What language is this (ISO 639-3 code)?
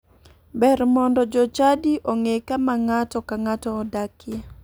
luo